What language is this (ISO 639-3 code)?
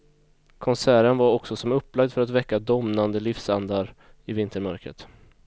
swe